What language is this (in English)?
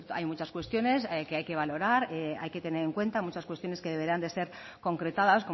Spanish